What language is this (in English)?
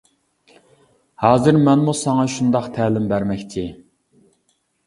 Uyghur